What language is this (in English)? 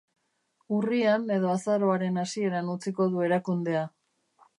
Basque